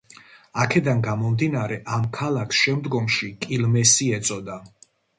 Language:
Georgian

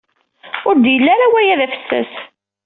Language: Kabyle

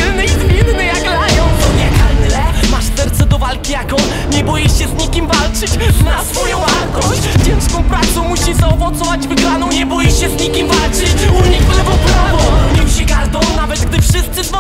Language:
Polish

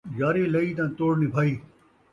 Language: Saraiki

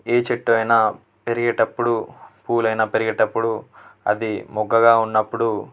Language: Telugu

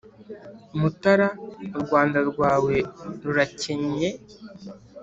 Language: Kinyarwanda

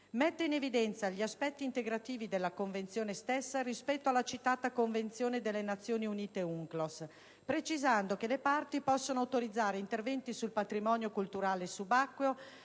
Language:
Italian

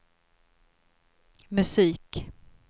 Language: Swedish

